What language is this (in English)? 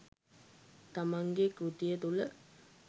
Sinhala